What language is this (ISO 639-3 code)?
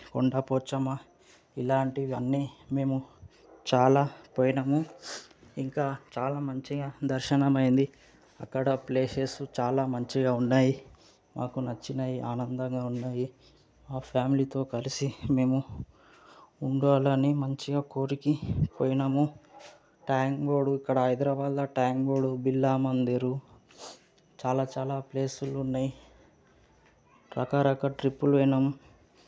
tel